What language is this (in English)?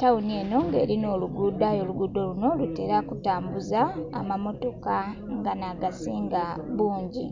Soga